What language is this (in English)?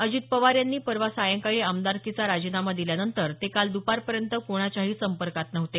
Marathi